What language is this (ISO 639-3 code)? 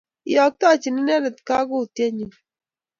kln